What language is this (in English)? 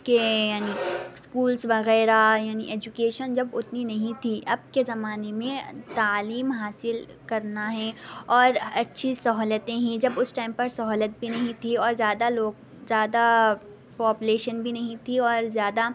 Urdu